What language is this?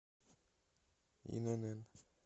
Russian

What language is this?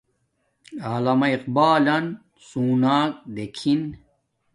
Domaaki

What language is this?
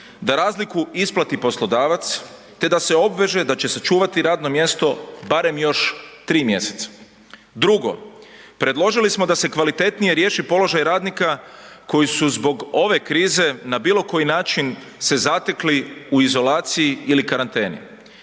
Croatian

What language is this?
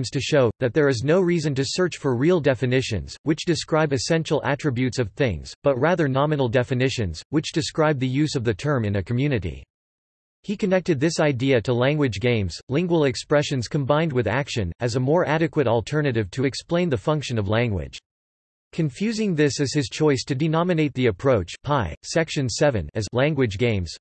English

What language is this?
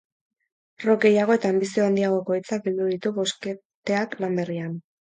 Basque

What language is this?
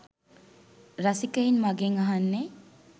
Sinhala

